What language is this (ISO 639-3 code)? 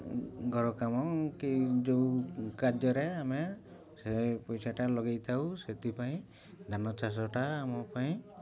ori